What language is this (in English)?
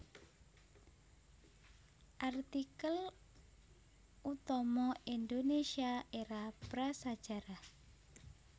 Javanese